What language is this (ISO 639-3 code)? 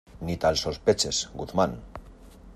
spa